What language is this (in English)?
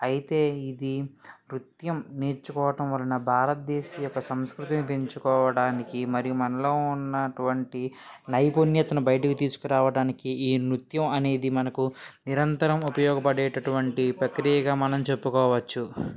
Telugu